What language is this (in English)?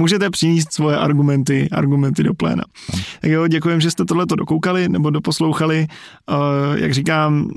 Czech